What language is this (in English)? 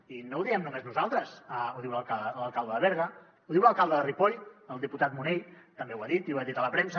Catalan